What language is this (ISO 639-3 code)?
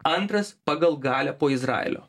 lit